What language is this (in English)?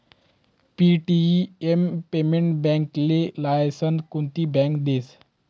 Marathi